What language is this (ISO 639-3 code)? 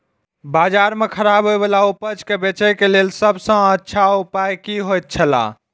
mai